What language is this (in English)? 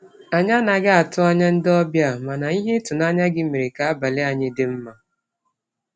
Igbo